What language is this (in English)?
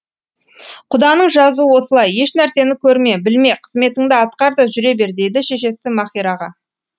Kazakh